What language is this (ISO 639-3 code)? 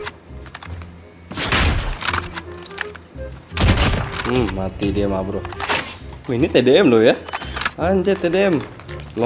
ind